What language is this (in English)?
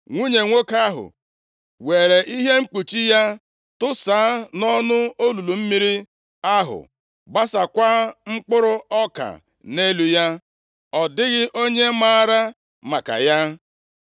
Igbo